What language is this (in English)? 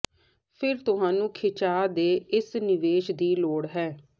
Punjabi